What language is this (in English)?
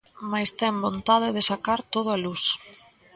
Galician